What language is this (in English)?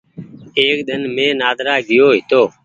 Goaria